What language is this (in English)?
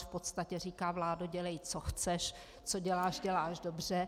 Czech